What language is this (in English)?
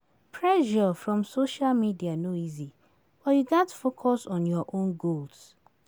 Nigerian Pidgin